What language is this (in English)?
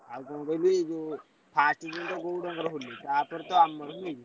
Odia